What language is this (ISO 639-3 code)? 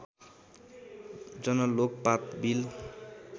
nep